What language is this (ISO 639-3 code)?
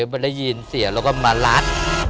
tha